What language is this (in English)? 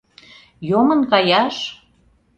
Mari